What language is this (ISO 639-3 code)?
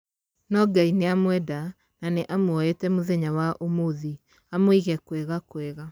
kik